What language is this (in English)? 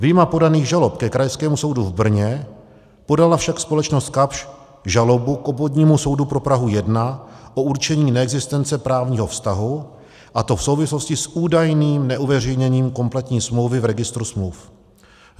Czech